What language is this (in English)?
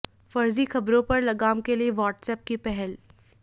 Hindi